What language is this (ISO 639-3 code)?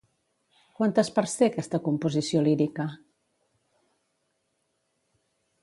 cat